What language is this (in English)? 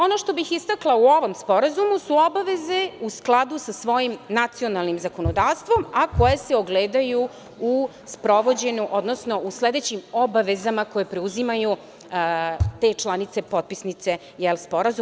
Serbian